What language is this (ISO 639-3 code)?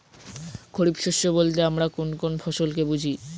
ben